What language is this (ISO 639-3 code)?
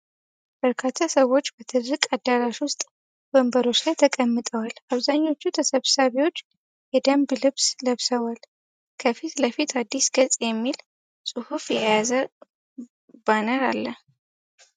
amh